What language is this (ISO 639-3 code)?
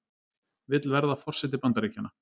isl